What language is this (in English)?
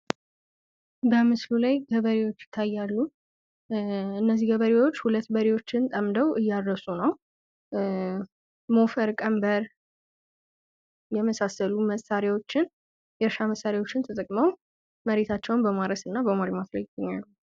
Amharic